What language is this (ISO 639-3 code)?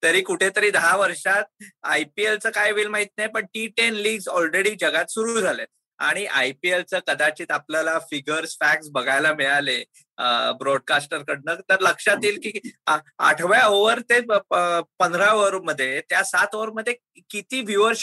mar